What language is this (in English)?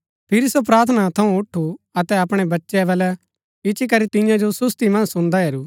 Gaddi